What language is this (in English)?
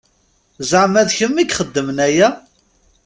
Kabyle